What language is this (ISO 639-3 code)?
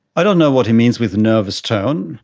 eng